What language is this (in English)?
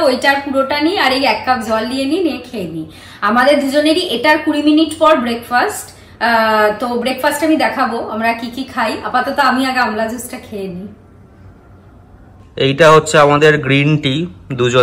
Bangla